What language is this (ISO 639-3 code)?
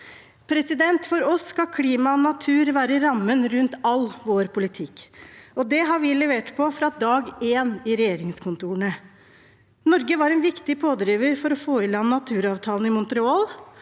nor